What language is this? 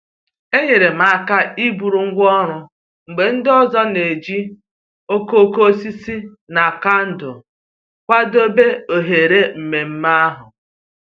Igbo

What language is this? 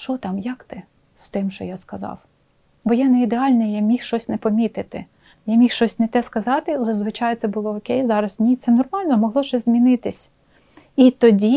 Ukrainian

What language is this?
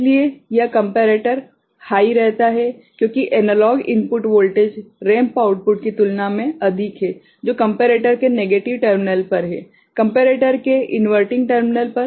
Hindi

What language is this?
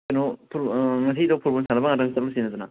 Manipuri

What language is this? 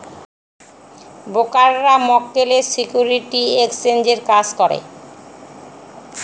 Bangla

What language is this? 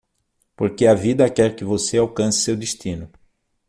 Portuguese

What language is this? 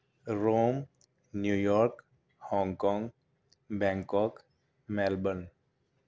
Urdu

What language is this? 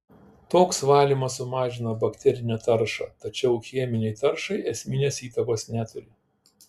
Lithuanian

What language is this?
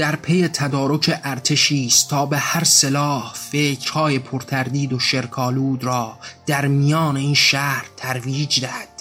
Persian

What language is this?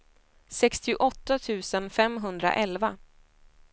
Swedish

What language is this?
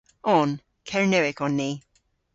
Cornish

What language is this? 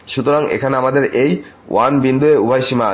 Bangla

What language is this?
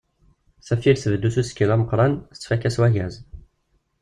Kabyle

